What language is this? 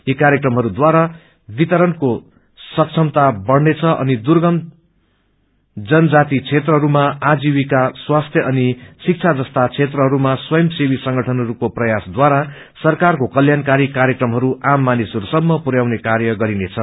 Nepali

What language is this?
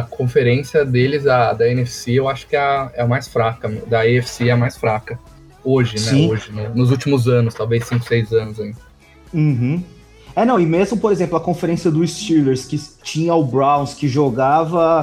Portuguese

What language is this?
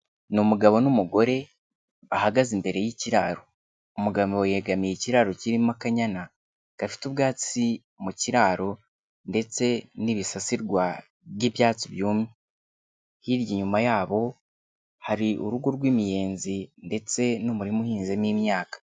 Kinyarwanda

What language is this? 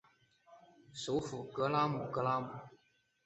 Chinese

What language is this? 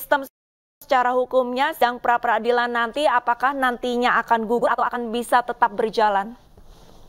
Indonesian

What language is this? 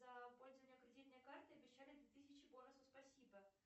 Russian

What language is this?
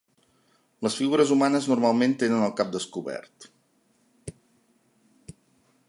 Catalan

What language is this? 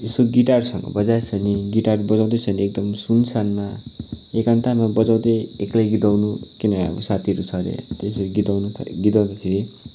Nepali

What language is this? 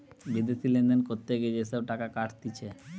Bangla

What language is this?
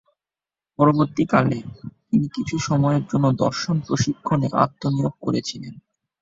Bangla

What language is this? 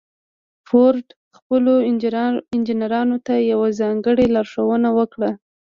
Pashto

